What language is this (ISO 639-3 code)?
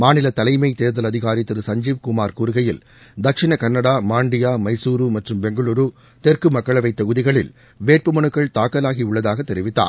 tam